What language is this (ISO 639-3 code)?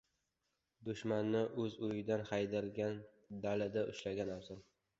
uzb